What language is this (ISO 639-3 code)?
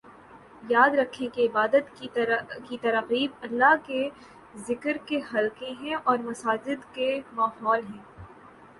urd